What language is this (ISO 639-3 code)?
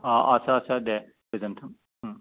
brx